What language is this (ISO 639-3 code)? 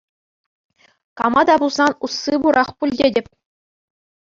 chv